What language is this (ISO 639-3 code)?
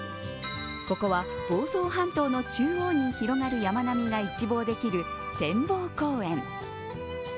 jpn